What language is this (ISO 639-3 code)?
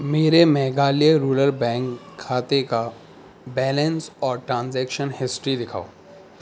urd